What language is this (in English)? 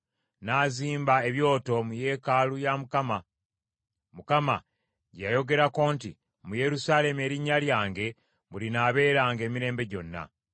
Ganda